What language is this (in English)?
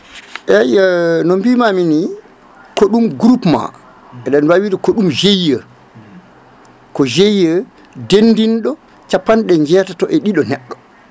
Fula